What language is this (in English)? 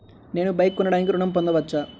Telugu